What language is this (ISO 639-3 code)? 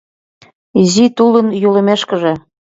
chm